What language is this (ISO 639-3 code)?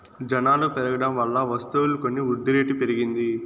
tel